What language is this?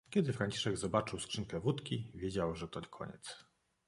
Polish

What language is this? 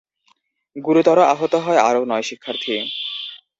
Bangla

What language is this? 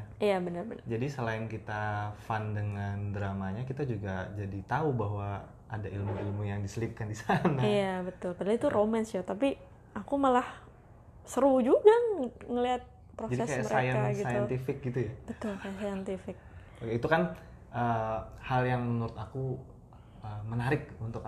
Indonesian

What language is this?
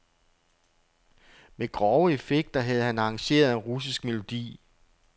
Danish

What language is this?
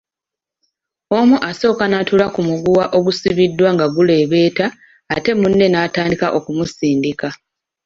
Ganda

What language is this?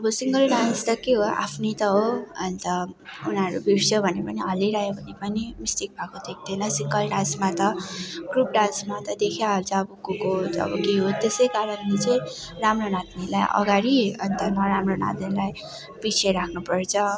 Nepali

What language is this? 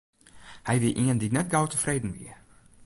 Western Frisian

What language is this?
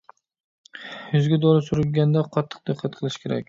Uyghur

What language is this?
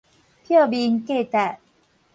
Min Nan Chinese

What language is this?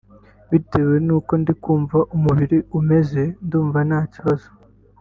Kinyarwanda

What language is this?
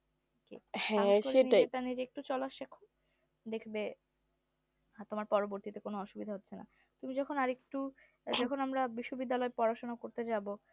Bangla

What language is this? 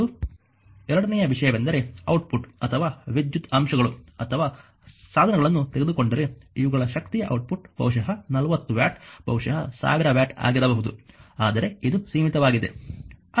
Kannada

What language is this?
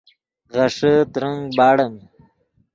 Yidgha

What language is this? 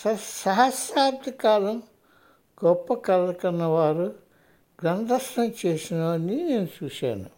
Telugu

